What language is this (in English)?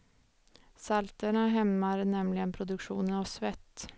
Swedish